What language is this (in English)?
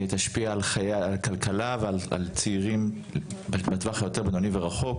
Hebrew